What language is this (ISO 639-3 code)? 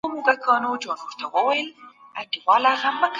pus